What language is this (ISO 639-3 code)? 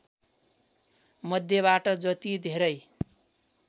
nep